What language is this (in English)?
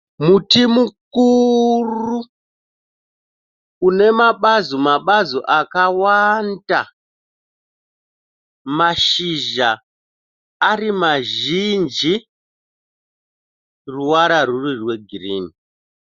Shona